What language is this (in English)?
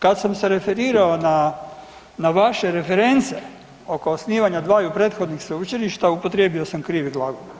Croatian